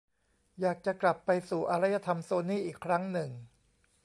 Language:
Thai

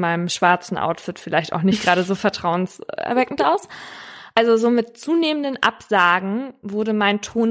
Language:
German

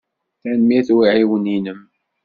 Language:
Kabyle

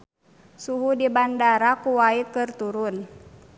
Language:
Sundanese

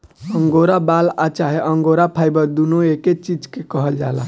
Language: Bhojpuri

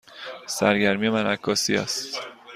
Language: Persian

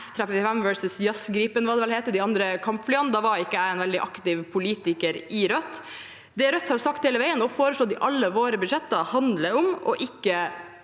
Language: Norwegian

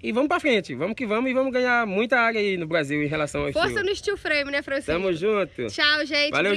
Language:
Portuguese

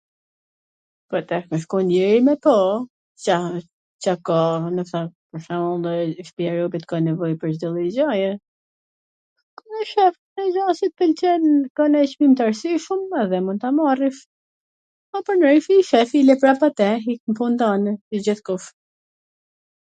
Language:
Gheg Albanian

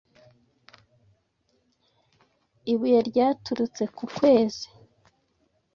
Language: Kinyarwanda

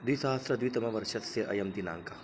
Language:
Sanskrit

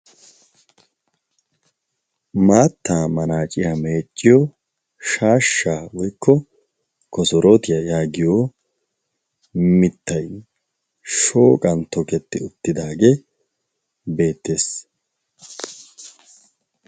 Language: Wolaytta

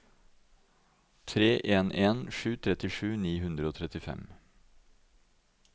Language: Norwegian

